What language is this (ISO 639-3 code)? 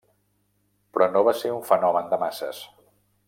cat